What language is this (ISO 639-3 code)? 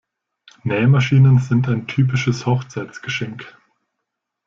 deu